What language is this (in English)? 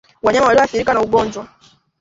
Swahili